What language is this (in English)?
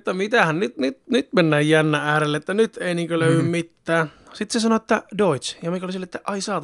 Finnish